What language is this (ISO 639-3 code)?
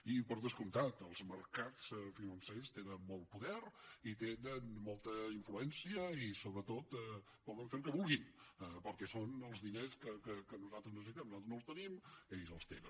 cat